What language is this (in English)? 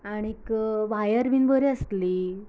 Konkani